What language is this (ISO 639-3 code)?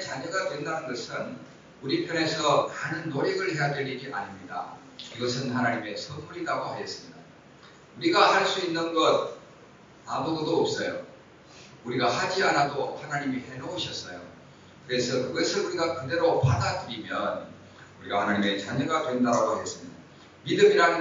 kor